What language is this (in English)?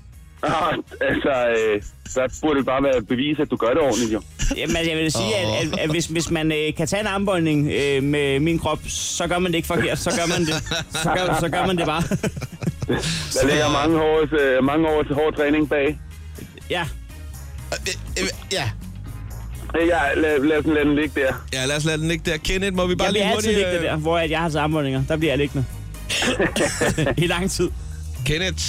Danish